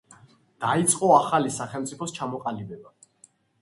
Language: Georgian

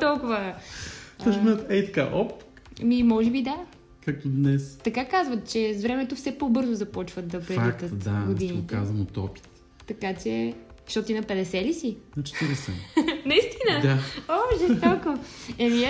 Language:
Bulgarian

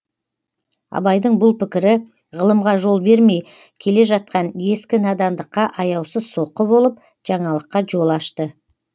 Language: Kazakh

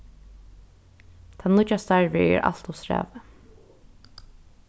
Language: Faroese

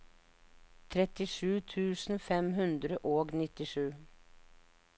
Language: Norwegian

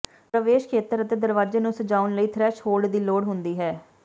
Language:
Punjabi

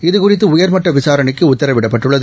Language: Tamil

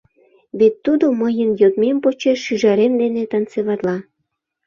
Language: Mari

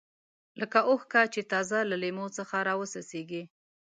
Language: Pashto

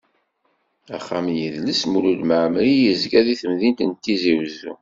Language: Kabyle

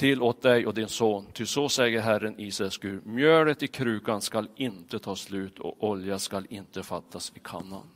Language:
Swedish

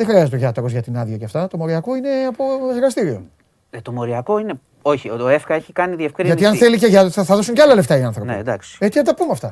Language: Greek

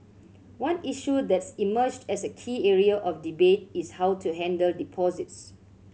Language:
English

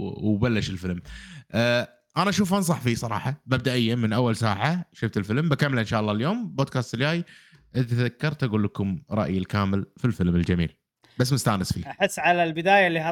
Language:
Arabic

